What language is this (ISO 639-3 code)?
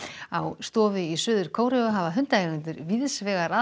isl